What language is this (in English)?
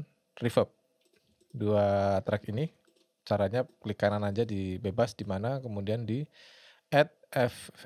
Indonesian